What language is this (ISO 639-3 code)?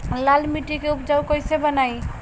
bho